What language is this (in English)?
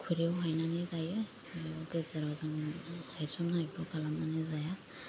Bodo